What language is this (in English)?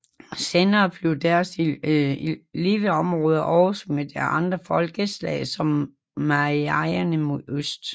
Danish